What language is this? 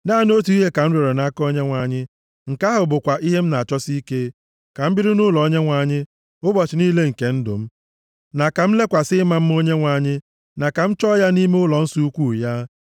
Igbo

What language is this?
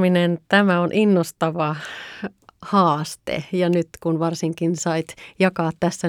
Finnish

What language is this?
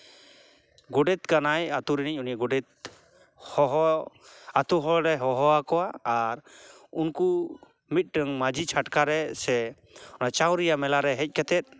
Santali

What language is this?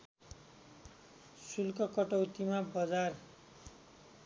Nepali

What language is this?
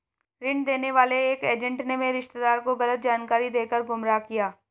Hindi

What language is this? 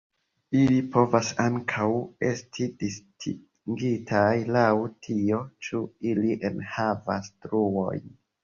Esperanto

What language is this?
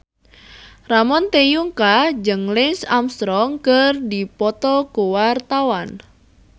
Sundanese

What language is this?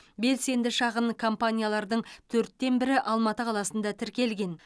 Kazakh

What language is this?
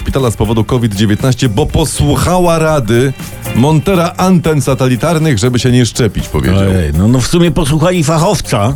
Polish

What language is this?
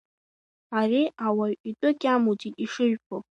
Abkhazian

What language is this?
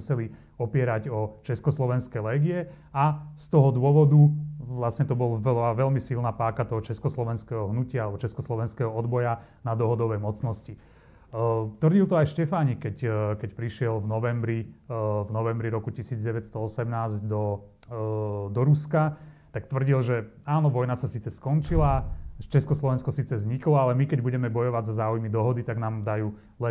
Slovak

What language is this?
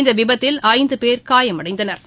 Tamil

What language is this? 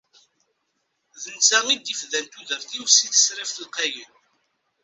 Kabyle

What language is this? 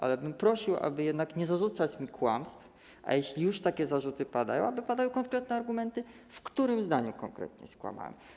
Polish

